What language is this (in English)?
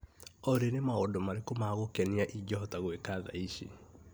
Kikuyu